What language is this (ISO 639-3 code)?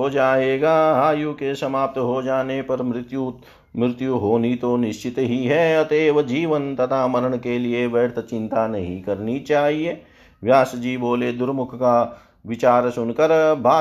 hin